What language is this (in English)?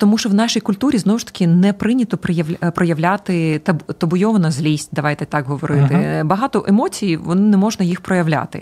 Ukrainian